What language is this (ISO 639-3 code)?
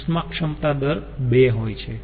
guj